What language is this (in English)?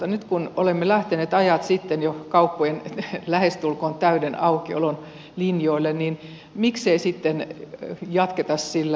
Finnish